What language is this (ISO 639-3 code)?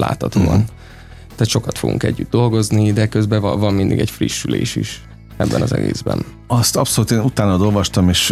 hun